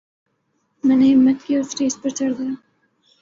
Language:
Urdu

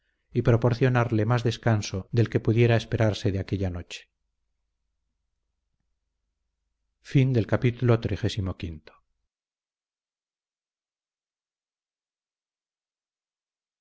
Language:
Spanish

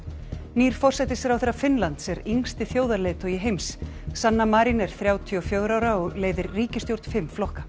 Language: Icelandic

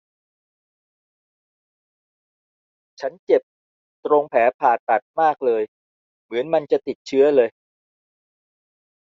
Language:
Thai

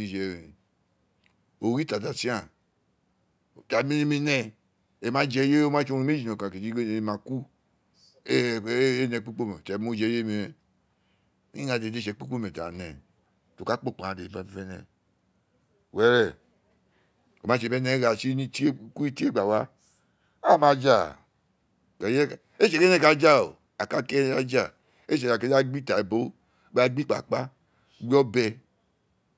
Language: Isekiri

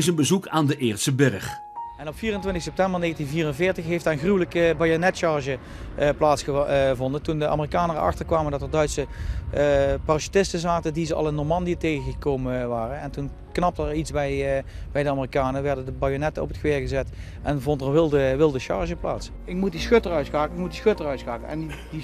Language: Dutch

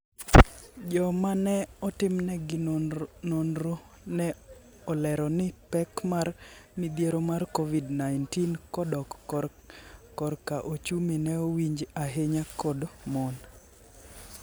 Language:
Luo (Kenya and Tanzania)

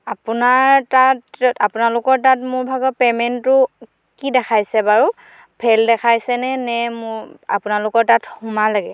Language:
Assamese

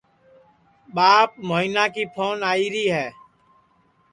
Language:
Sansi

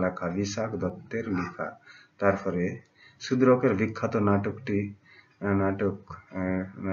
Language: Hindi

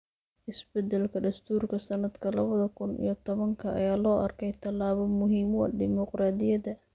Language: Somali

